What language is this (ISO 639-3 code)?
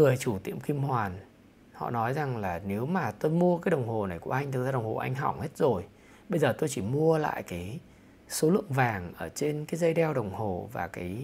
vie